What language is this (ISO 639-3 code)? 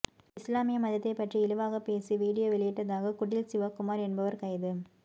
tam